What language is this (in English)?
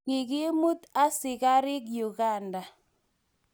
Kalenjin